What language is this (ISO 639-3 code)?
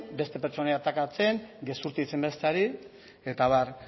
eus